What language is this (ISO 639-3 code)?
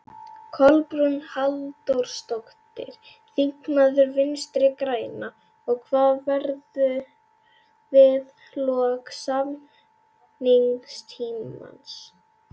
isl